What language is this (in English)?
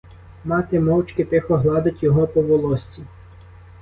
Ukrainian